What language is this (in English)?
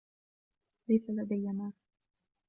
Arabic